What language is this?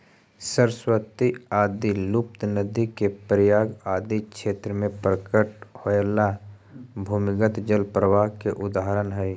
Magahi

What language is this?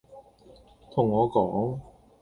Cantonese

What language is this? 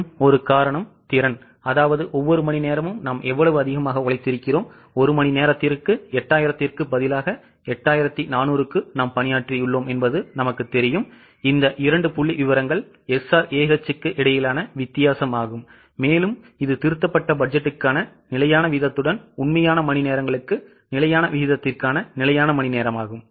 Tamil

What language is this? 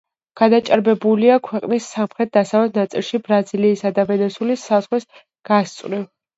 Georgian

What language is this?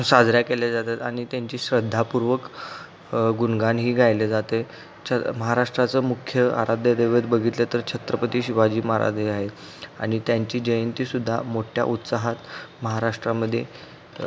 Marathi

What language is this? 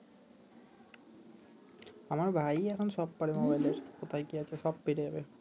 Bangla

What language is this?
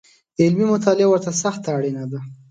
Pashto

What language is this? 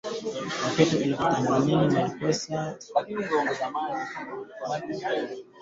Swahili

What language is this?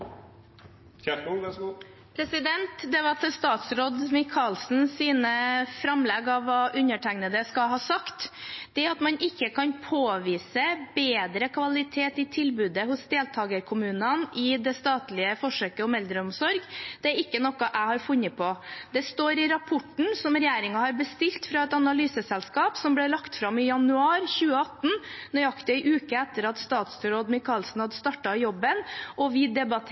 Norwegian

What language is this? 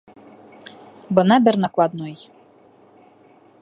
Bashkir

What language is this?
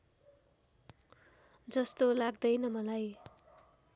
Nepali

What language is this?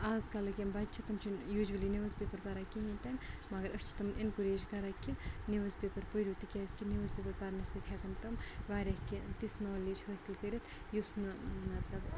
Kashmiri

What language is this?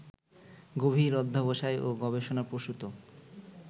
Bangla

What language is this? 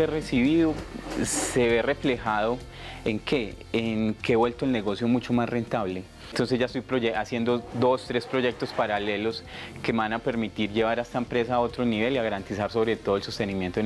Spanish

